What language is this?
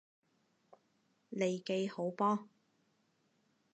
Cantonese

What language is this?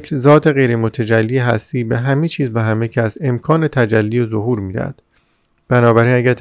Persian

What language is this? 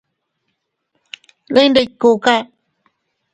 Teutila Cuicatec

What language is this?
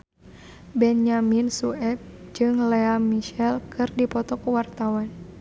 Sundanese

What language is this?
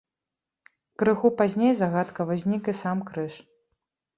Belarusian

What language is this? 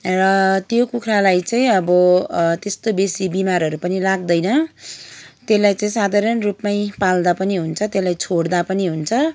Nepali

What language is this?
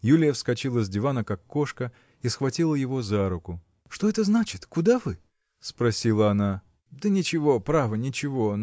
Russian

